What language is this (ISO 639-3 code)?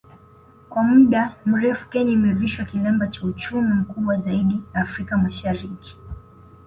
swa